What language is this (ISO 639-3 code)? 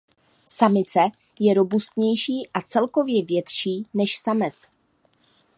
ces